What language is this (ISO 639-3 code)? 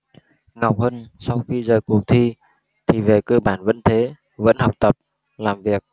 vie